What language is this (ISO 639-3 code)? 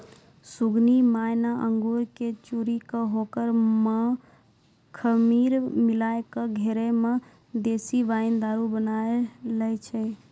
mai